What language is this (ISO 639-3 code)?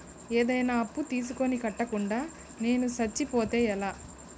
tel